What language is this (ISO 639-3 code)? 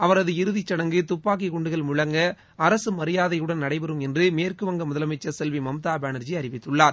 tam